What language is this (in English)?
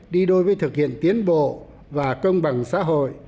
Vietnamese